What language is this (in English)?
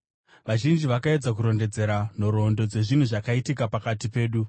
Shona